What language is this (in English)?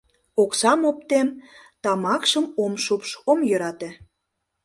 Mari